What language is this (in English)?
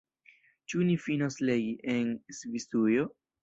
Esperanto